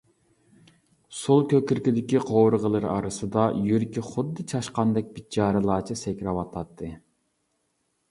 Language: Uyghur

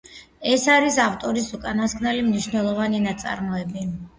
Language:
Georgian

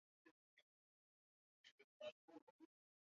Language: Chinese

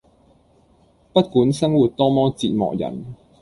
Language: Cantonese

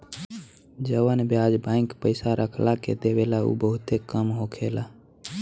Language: Bhojpuri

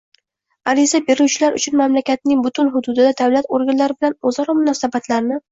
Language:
Uzbek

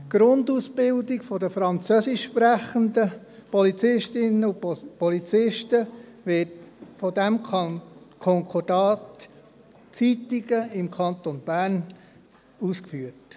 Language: Swiss German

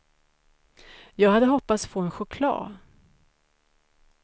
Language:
Swedish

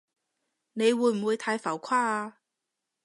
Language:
Cantonese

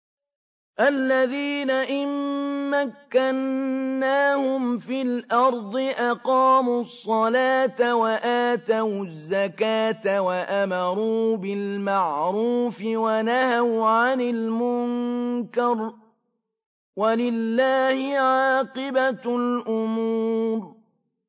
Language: Arabic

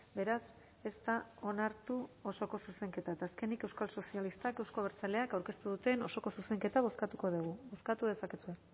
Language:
Basque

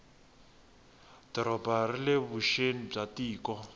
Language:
Tsonga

